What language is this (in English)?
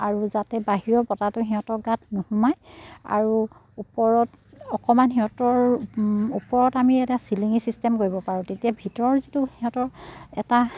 Assamese